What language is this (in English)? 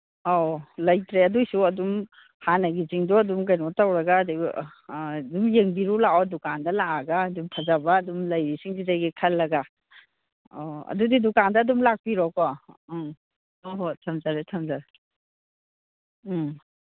Manipuri